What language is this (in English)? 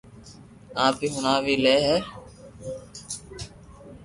Loarki